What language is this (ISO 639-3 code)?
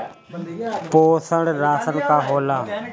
bho